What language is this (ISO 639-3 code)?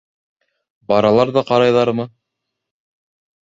bak